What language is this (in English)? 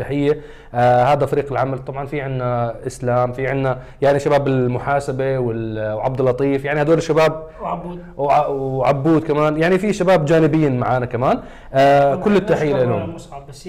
Arabic